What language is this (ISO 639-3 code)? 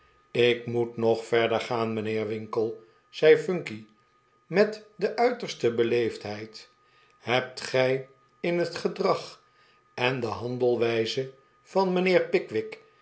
nld